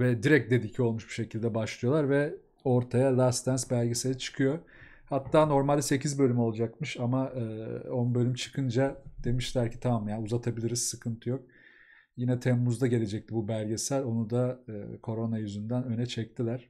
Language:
Turkish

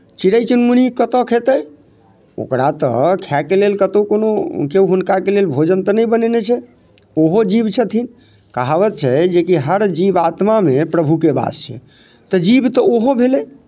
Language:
Maithili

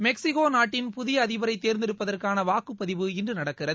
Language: Tamil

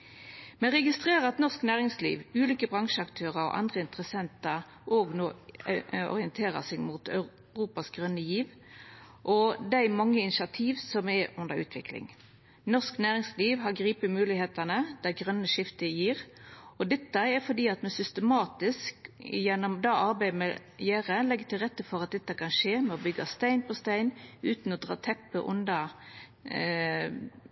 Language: Norwegian Nynorsk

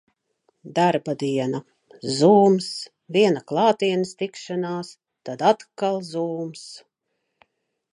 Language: Latvian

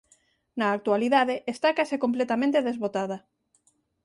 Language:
Galician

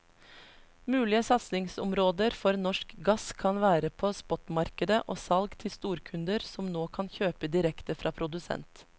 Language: Norwegian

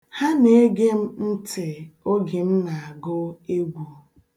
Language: Igbo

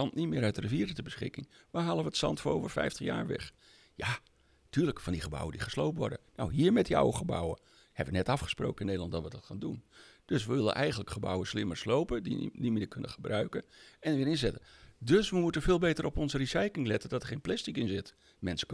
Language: Dutch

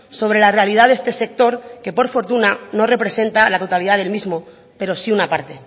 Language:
Spanish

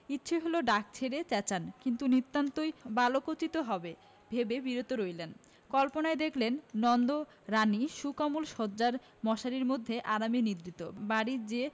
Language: Bangla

